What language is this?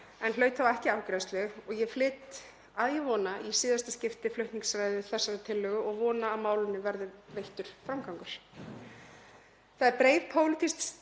Icelandic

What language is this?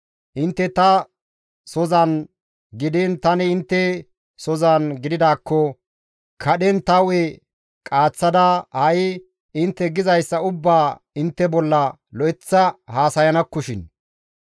Gamo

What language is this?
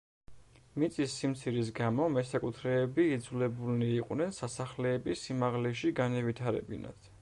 Georgian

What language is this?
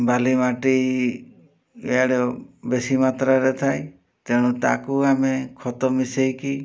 Odia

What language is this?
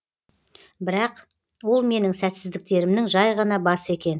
Kazakh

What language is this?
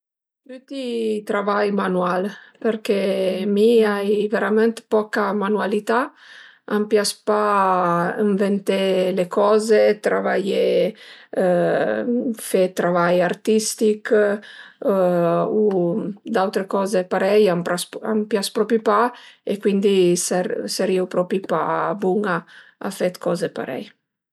Piedmontese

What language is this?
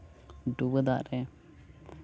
Santali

